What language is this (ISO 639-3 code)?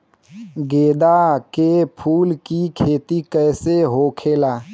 bho